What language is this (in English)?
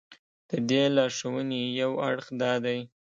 Pashto